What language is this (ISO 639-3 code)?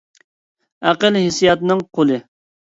uig